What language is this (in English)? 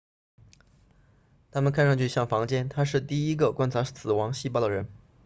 Chinese